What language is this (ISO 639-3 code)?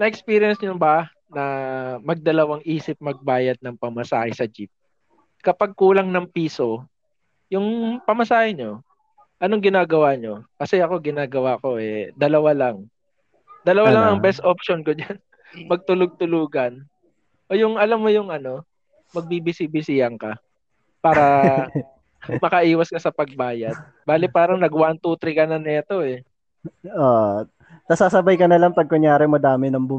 fil